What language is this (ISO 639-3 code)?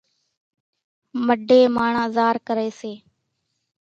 gjk